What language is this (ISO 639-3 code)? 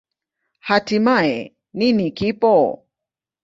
swa